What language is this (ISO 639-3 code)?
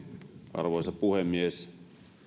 fin